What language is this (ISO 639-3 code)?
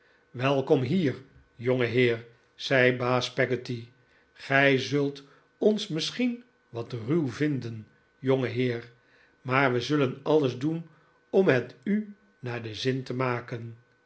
nld